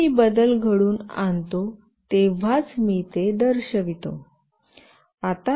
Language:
Marathi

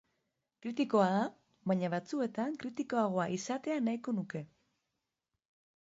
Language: Basque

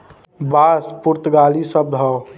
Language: Bhojpuri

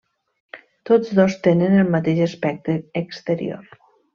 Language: Catalan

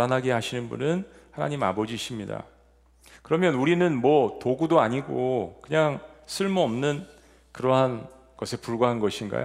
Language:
Korean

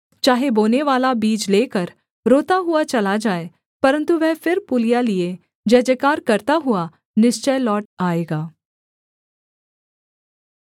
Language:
Hindi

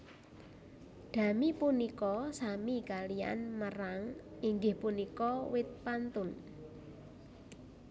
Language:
Javanese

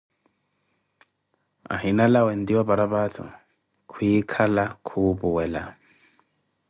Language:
Koti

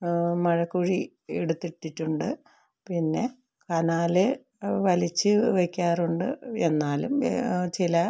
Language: Malayalam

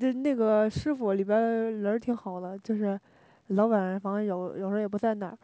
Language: Chinese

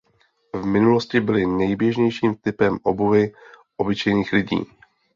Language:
Czech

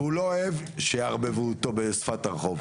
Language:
Hebrew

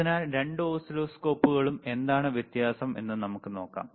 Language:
Malayalam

